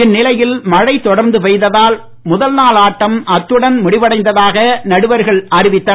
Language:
Tamil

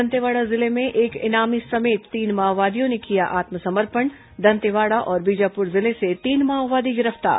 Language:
Hindi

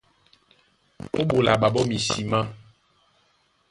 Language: Duala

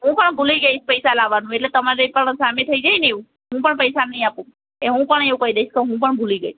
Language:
Gujarati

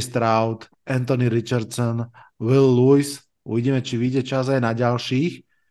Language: Slovak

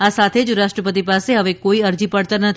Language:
Gujarati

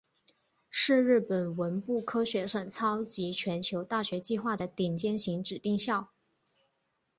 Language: Chinese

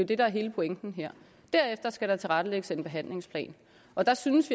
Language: Danish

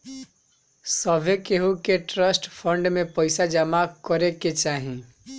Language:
Bhojpuri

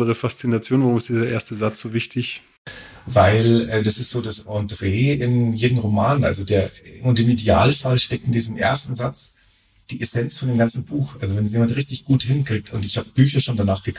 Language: German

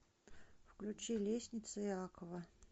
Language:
Russian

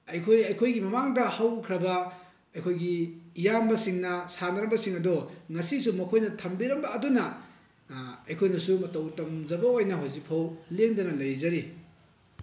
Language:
Manipuri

